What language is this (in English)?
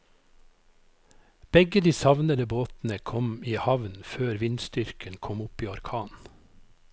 Norwegian